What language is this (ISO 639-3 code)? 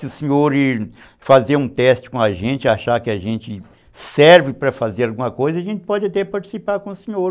por